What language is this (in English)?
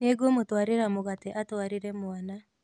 Kikuyu